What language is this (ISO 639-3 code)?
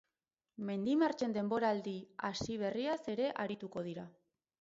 eus